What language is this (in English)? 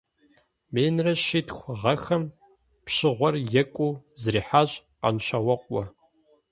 Kabardian